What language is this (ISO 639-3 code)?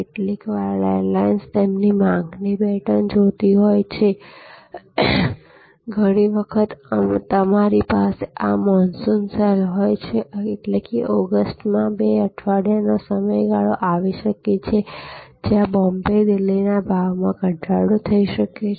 guj